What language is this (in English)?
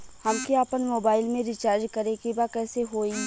Bhojpuri